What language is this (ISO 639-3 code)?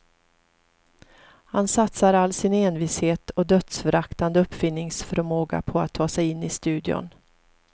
swe